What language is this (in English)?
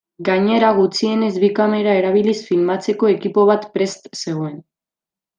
Basque